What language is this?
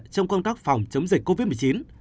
Vietnamese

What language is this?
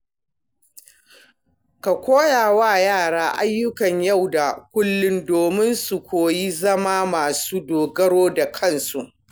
Hausa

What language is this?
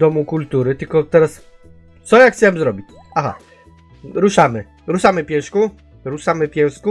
Polish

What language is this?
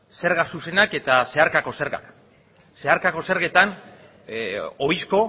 Basque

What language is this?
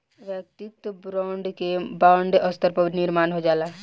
Bhojpuri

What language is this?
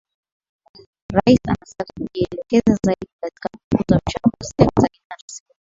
Swahili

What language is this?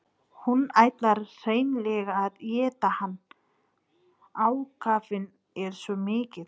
Icelandic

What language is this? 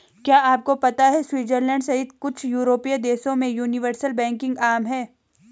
Hindi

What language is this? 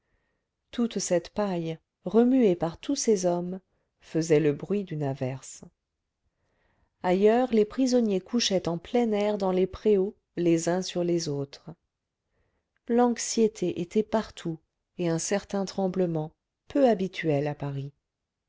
French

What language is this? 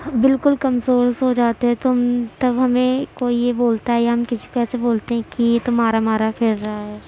Urdu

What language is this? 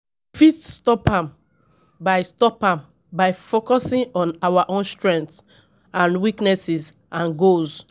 Nigerian Pidgin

